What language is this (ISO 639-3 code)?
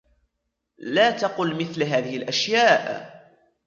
ara